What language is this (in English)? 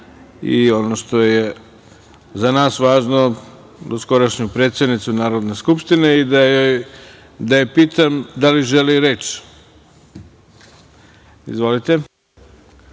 Serbian